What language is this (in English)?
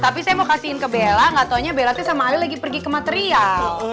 Indonesian